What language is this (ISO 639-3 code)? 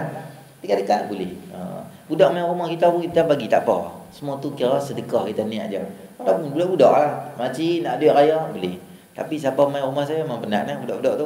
msa